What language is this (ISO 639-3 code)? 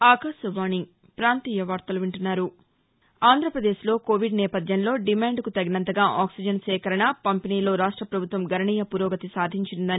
tel